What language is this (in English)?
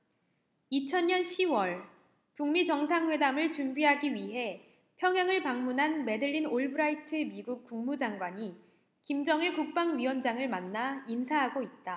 Korean